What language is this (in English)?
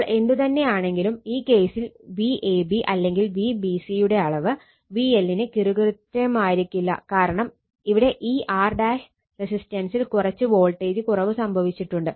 Malayalam